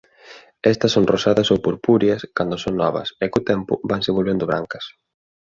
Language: Galician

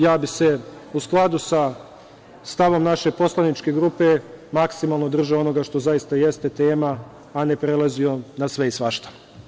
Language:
Serbian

